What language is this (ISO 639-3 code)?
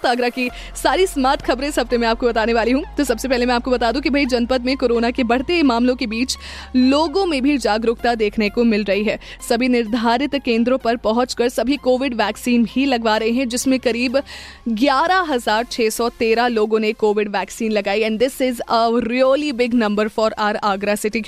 hin